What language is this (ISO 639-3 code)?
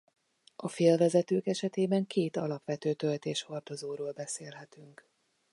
hun